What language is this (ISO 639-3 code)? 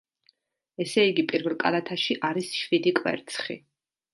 kat